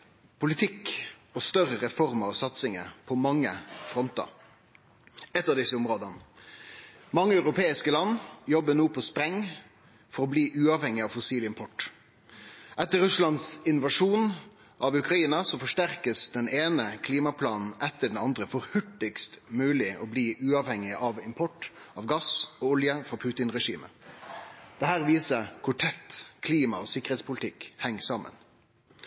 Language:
Norwegian Nynorsk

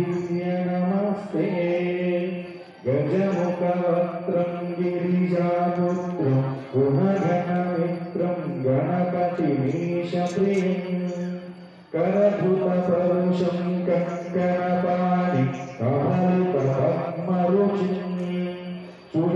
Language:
Arabic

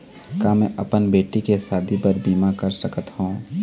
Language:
Chhattisgarhi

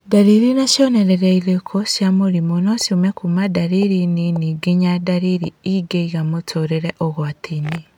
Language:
Kikuyu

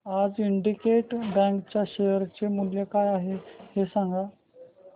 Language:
Marathi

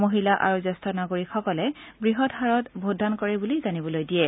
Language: Assamese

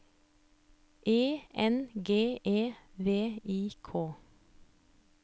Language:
Norwegian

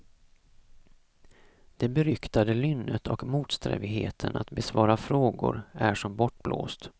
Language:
Swedish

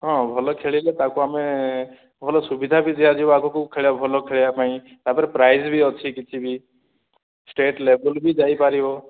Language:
Odia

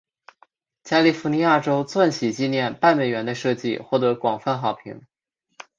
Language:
Chinese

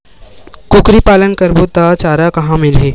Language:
Chhattisgarhi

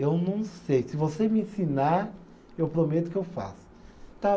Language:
Portuguese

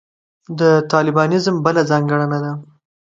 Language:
Pashto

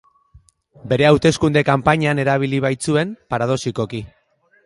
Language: Basque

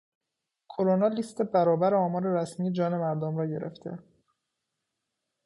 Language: Persian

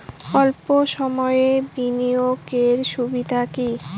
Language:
Bangla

